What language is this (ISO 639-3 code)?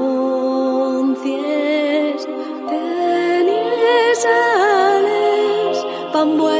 spa